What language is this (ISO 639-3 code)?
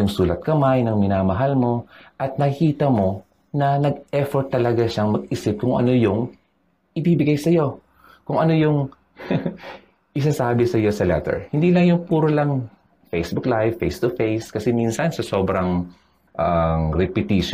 fil